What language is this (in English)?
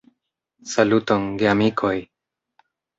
Esperanto